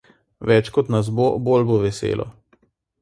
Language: Slovenian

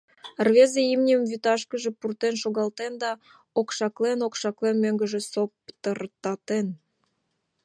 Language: Mari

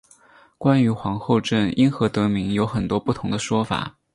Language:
Chinese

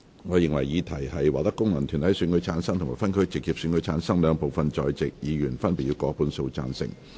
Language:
Cantonese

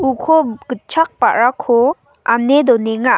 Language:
Garo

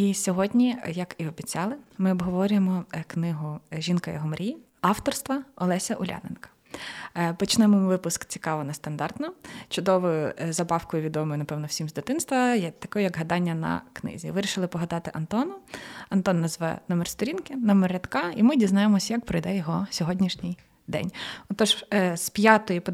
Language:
Ukrainian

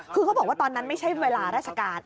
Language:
Thai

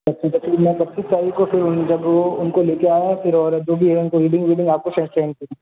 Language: Hindi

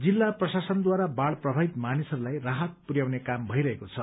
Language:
Nepali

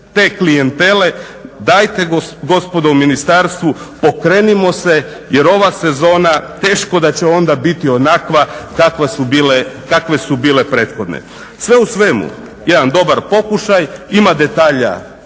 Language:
Croatian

